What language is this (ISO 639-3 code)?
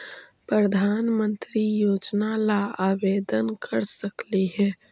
mag